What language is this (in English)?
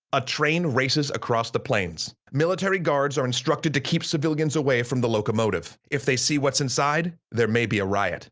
English